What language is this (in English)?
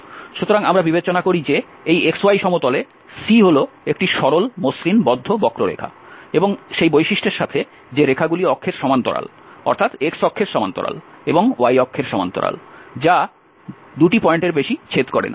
Bangla